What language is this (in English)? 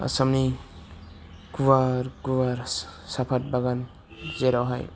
Bodo